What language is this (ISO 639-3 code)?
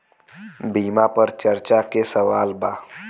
bho